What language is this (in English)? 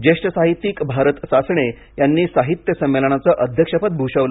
Marathi